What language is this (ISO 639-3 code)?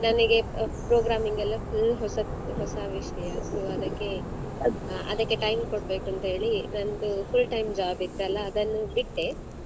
kan